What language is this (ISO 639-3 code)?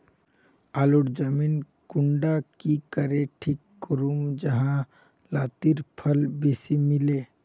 mag